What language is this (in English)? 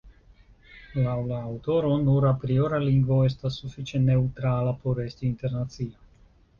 Esperanto